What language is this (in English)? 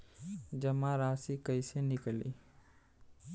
Bhojpuri